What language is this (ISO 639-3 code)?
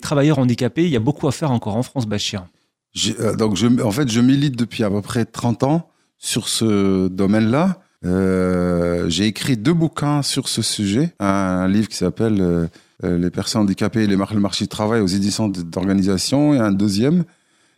fra